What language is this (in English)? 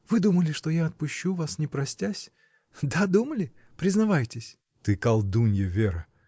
Russian